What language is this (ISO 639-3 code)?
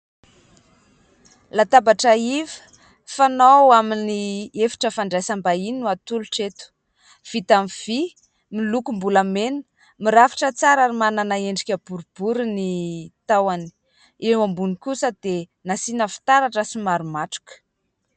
mlg